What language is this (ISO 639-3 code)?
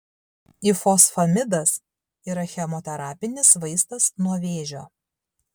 lit